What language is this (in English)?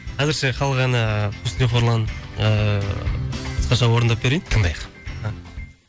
Kazakh